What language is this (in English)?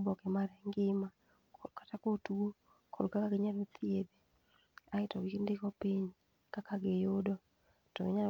Luo (Kenya and Tanzania)